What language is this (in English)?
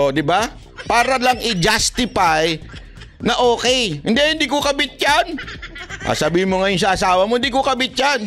Filipino